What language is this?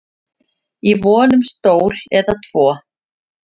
Icelandic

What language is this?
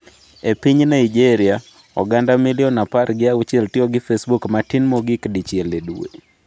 Luo (Kenya and Tanzania)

